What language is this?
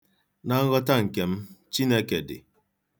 Igbo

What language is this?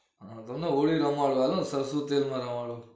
Gujarati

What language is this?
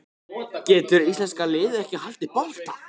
Icelandic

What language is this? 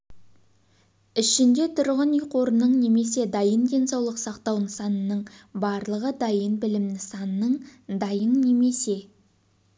Kazakh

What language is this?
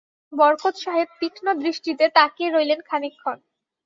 Bangla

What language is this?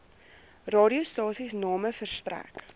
Afrikaans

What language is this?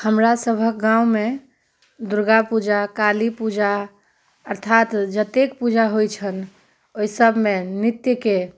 Maithili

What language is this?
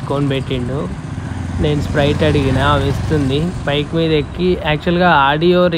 Telugu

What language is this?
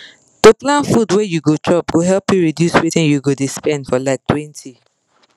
Nigerian Pidgin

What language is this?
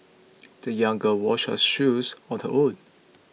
English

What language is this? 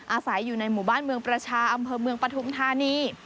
Thai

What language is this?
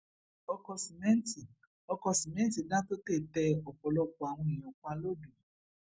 Yoruba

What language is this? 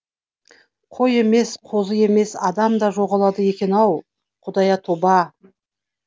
Kazakh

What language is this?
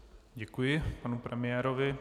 Czech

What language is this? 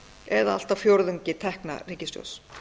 Icelandic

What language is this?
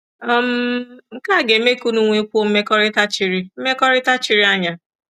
Igbo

